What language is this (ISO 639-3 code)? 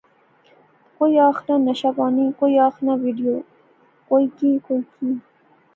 phr